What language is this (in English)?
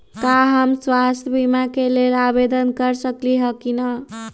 Magahi